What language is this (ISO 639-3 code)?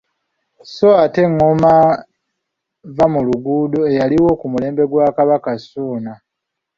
lug